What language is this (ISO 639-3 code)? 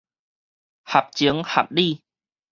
nan